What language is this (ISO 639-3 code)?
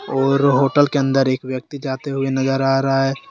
hin